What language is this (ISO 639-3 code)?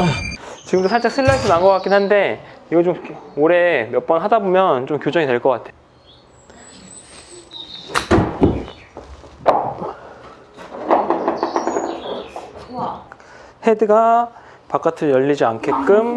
kor